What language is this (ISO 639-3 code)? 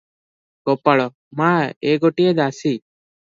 ori